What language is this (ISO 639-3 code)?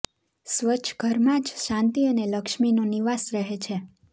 guj